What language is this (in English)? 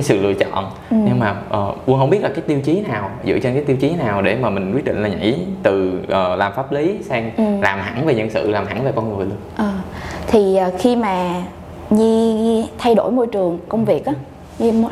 Vietnamese